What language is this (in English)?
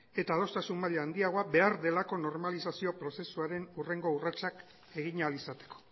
Basque